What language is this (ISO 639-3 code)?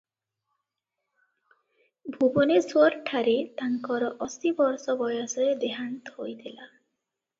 ori